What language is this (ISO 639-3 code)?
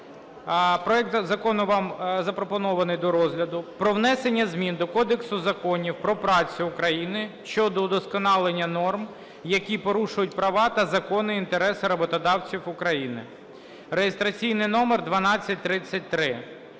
ukr